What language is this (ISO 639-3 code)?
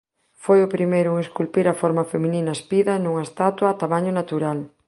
glg